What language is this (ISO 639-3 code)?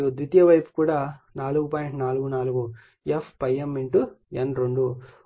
tel